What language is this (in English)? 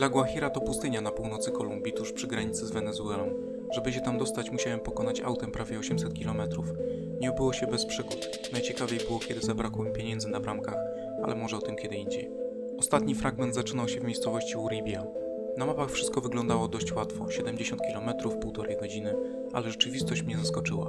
Polish